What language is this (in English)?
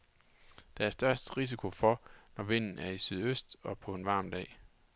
Danish